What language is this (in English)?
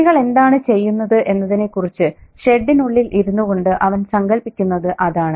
Malayalam